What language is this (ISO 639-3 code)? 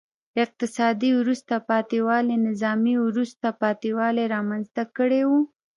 pus